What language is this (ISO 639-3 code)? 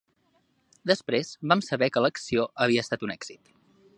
cat